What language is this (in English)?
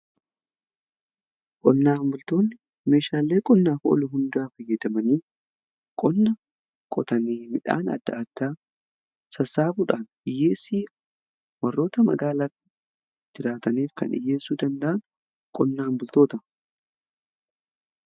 Oromo